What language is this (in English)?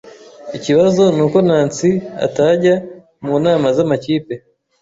Kinyarwanda